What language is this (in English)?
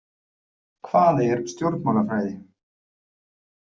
Icelandic